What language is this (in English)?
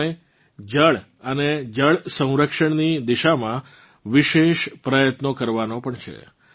Gujarati